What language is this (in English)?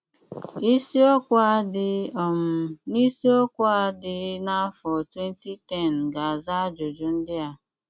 Igbo